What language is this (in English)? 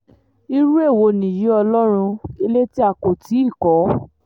Yoruba